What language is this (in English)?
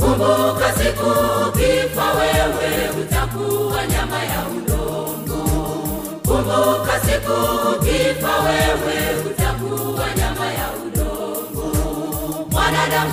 Swahili